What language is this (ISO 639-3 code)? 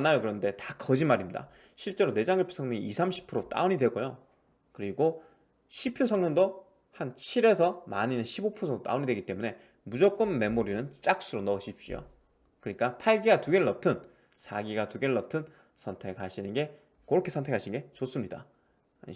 kor